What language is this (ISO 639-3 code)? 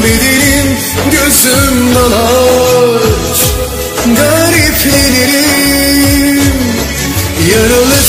tur